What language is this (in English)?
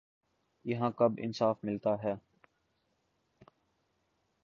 Urdu